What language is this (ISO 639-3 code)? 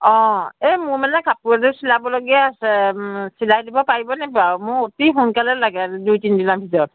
asm